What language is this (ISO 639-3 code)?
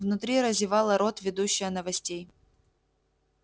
rus